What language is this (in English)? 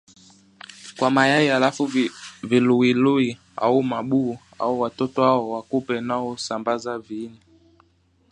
Swahili